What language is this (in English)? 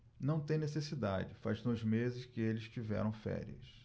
Portuguese